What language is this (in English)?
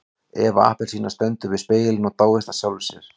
Icelandic